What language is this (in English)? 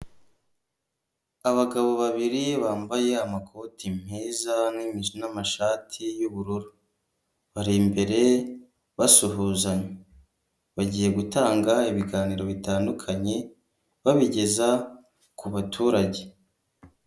Kinyarwanda